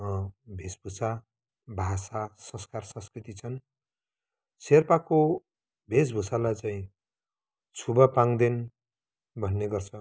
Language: Nepali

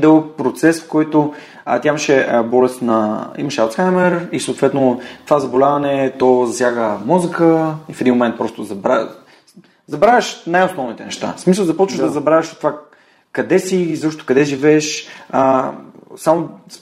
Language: Bulgarian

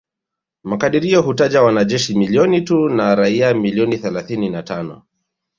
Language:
Swahili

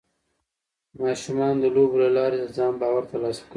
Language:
Pashto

